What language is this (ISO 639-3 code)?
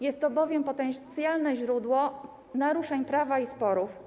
pol